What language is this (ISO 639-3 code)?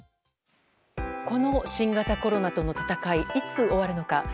jpn